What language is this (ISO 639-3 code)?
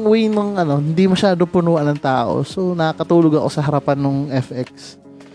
fil